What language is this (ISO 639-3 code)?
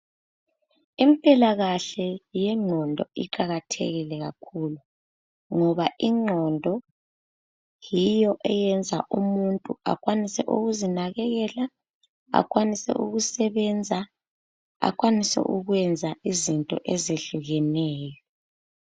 nde